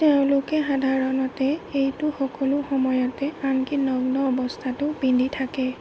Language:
Assamese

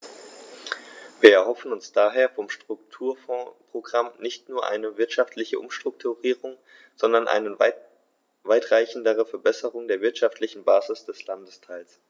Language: German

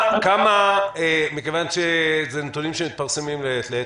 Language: Hebrew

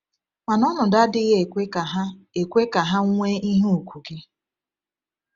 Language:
Igbo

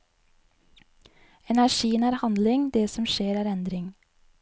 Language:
Norwegian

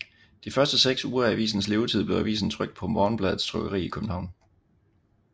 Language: Danish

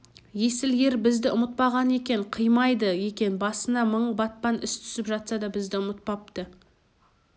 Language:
Kazakh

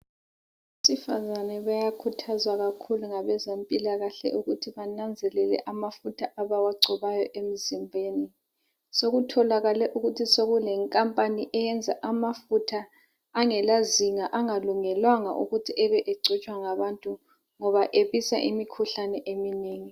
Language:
North Ndebele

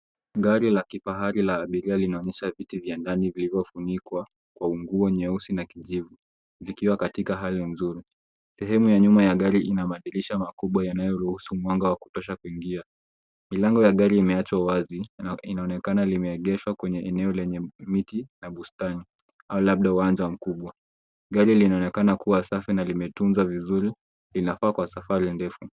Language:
Swahili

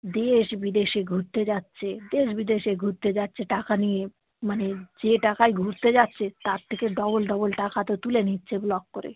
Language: Bangla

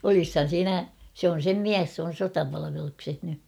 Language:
Finnish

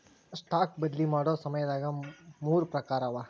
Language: Kannada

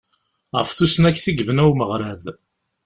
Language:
Kabyle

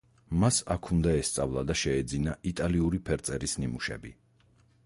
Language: Georgian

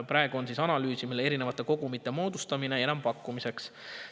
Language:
Estonian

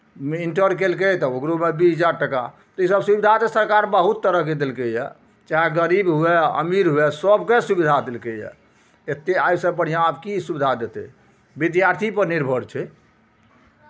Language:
Maithili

